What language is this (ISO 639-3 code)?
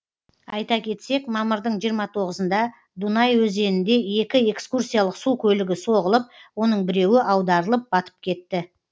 kaz